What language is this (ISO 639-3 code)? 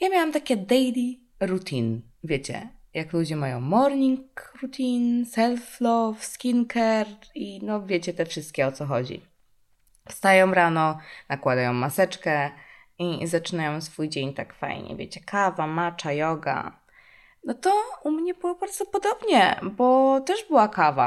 pol